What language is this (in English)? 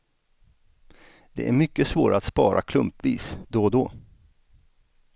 Swedish